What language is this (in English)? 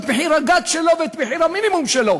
Hebrew